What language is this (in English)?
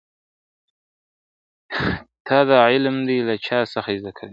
Pashto